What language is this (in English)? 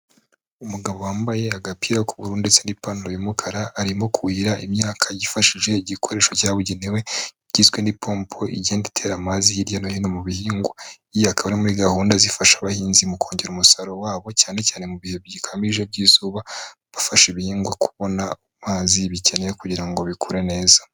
Kinyarwanda